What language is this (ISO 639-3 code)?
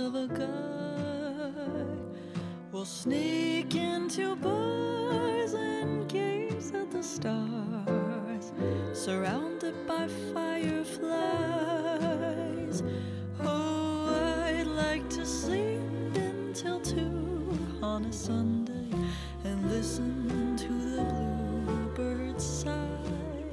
zho